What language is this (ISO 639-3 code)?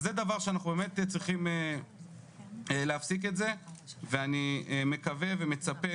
heb